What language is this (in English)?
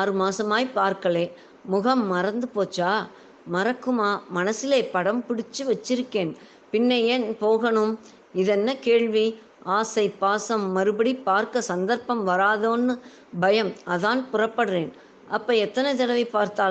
Tamil